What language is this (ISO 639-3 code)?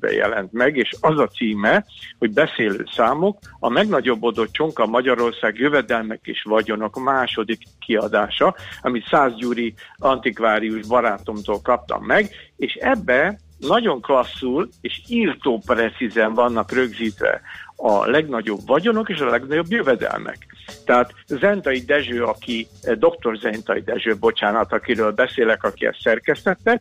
hun